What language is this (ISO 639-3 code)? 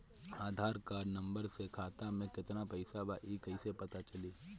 bho